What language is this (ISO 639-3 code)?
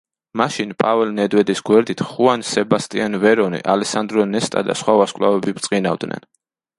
kat